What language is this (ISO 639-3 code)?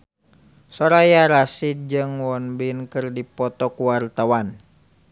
sun